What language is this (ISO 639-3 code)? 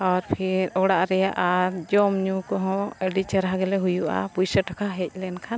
sat